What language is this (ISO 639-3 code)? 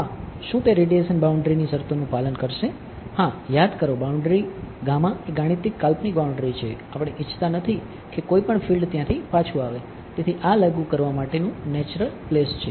guj